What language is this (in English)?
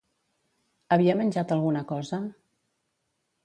Catalan